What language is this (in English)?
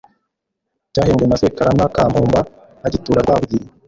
Kinyarwanda